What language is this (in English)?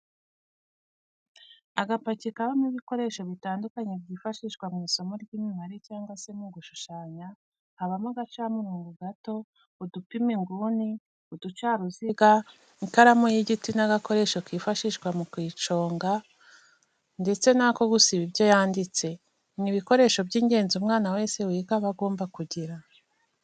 Kinyarwanda